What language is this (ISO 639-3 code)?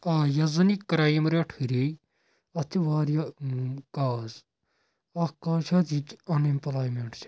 kas